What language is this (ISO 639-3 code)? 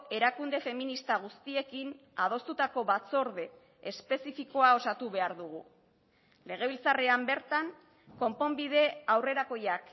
eus